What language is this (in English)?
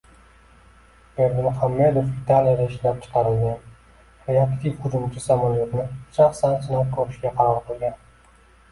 Uzbek